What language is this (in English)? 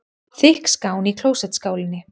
Icelandic